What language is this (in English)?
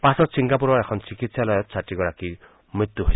Assamese